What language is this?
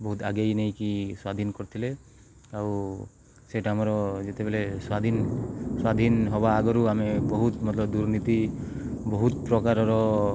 Odia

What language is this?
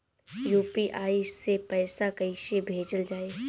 Bhojpuri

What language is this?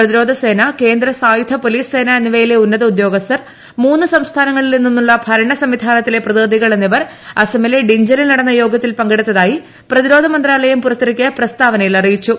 Malayalam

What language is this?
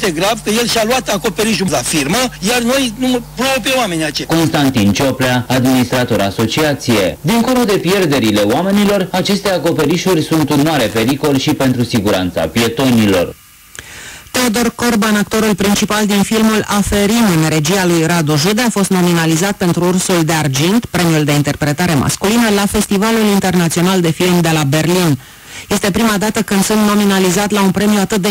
Romanian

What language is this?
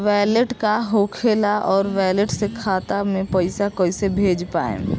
Bhojpuri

